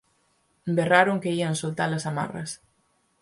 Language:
Galician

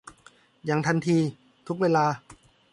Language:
Thai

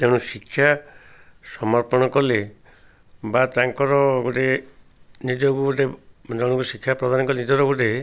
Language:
Odia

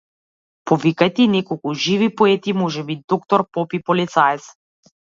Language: Macedonian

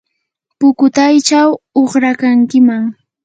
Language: Yanahuanca Pasco Quechua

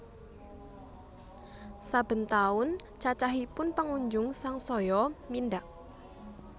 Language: Javanese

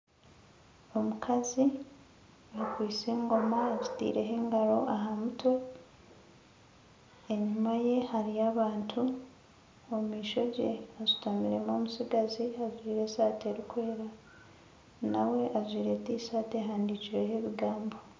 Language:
Nyankole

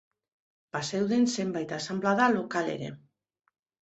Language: Basque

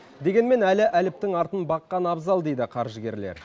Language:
Kazakh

